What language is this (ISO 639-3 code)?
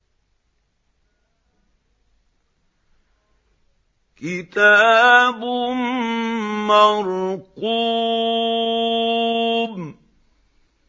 ara